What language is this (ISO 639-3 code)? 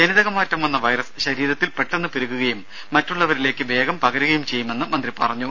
mal